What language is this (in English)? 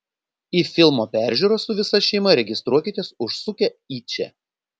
Lithuanian